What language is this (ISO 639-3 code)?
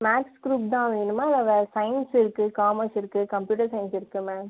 tam